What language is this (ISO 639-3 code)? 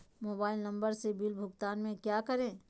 mag